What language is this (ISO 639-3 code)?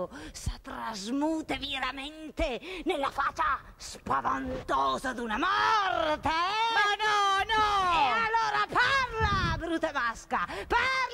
ita